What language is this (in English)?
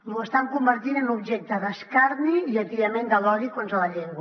Catalan